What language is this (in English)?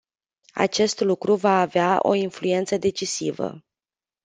Romanian